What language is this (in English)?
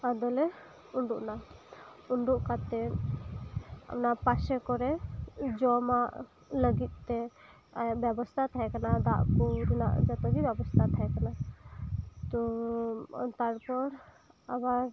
Santali